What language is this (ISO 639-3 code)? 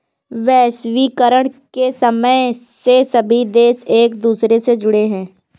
hin